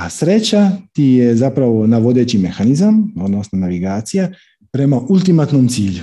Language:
Croatian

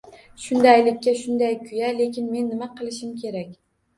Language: Uzbek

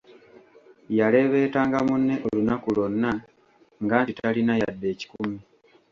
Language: Ganda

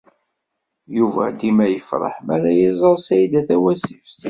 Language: Kabyle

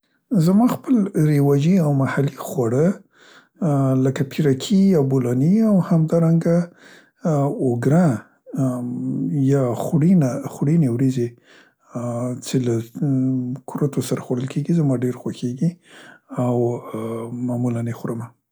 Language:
Central Pashto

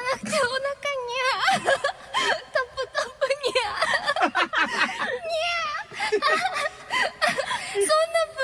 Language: Japanese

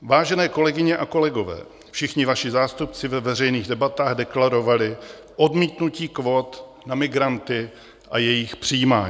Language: Czech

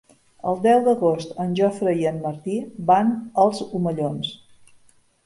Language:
Catalan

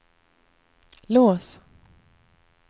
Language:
Swedish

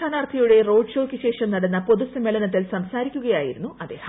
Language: Malayalam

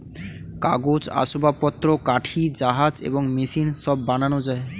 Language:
Bangla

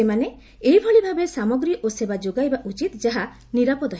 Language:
Odia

